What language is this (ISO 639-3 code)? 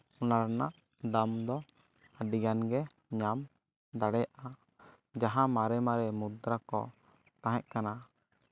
sat